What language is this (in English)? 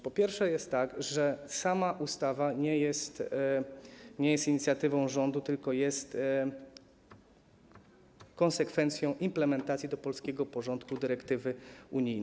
Polish